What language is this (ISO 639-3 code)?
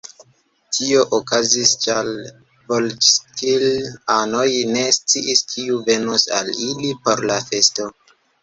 epo